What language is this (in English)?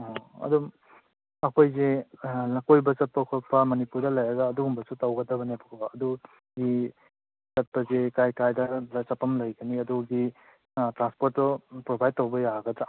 Manipuri